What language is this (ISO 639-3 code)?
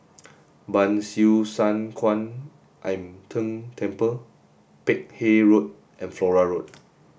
eng